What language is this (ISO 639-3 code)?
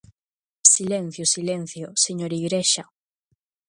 glg